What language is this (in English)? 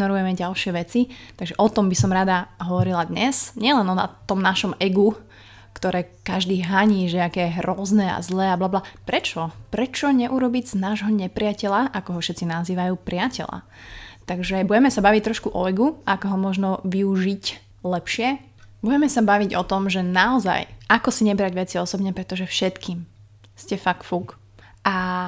Slovak